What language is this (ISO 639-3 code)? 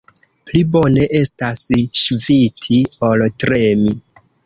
epo